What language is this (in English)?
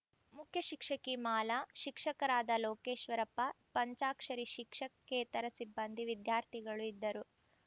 Kannada